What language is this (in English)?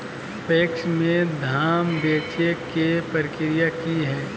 Magahi